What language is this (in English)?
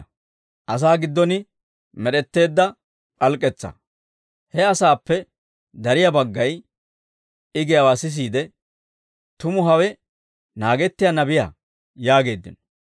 Dawro